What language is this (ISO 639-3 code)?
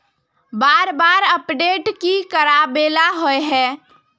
mag